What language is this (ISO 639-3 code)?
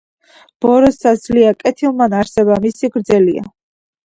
kat